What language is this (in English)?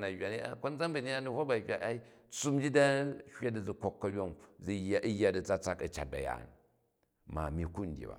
Jju